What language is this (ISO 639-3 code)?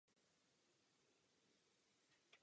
ces